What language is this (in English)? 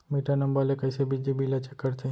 Chhattisgarhi